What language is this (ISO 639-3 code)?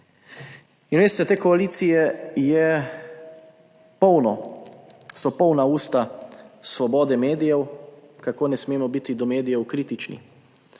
slv